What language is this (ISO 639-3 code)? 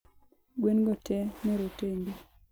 luo